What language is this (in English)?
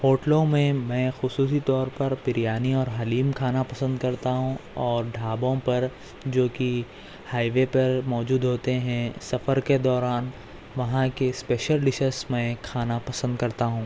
Urdu